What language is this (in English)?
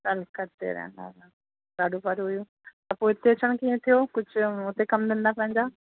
Sindhi